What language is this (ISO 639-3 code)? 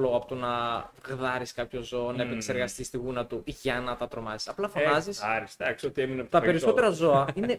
ell